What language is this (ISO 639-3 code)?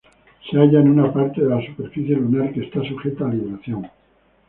spa